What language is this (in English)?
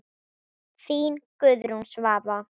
Icelandic